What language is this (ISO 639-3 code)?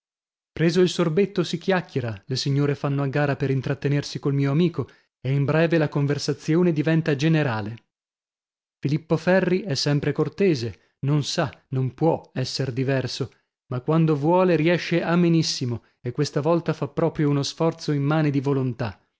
ita